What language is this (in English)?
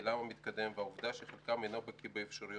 Hebrew